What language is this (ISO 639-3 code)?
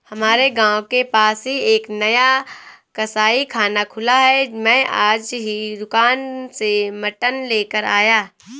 hin